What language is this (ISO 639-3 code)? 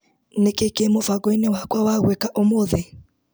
kik